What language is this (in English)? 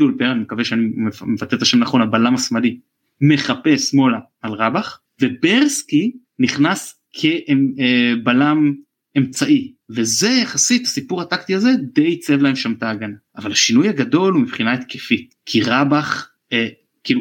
Hebrew